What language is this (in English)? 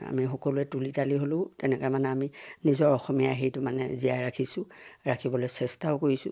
Assamese